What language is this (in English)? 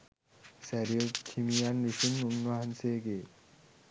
Sinhala